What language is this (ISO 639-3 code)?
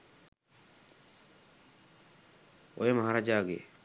sin